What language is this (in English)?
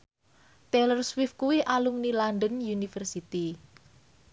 Javanese